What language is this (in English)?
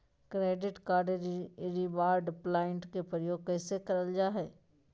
Magahi